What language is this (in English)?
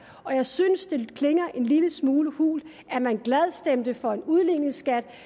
Danish